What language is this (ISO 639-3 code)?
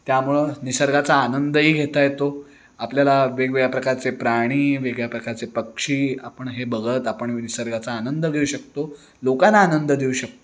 mar